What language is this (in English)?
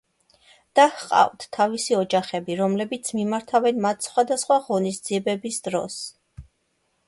Georgian